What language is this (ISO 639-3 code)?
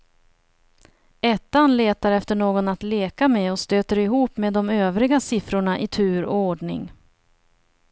swe